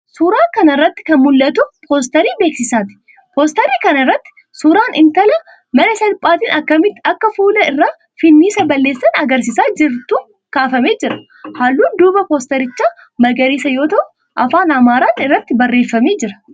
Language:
Oromo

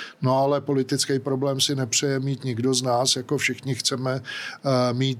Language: Czech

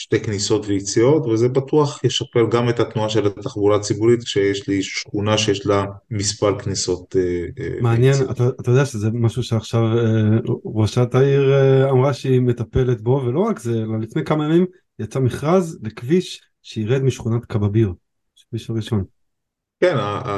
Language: Hebrew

